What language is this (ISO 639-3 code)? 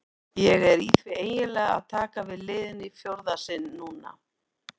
isl